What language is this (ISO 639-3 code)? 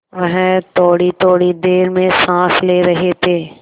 hin